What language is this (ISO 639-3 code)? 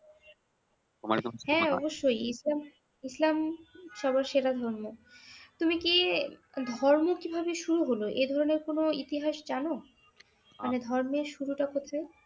ben